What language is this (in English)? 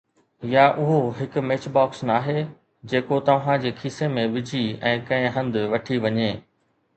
Sindhi